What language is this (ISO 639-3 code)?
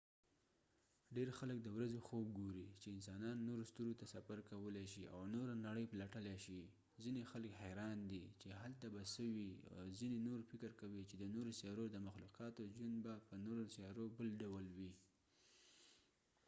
pus